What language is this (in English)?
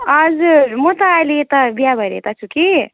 Nepali